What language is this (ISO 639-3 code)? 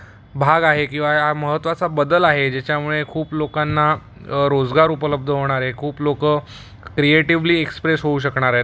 mar